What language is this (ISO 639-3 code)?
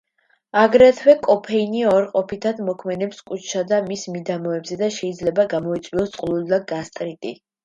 kat